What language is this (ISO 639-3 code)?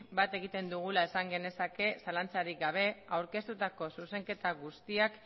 eus